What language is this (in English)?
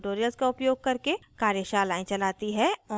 Hindi